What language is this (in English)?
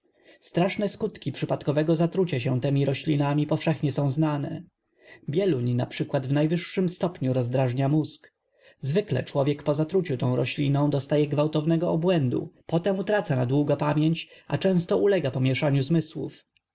Polish